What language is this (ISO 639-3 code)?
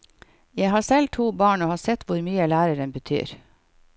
nor